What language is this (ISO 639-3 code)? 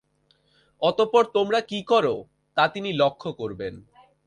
ben